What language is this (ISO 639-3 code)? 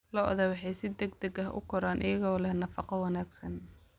som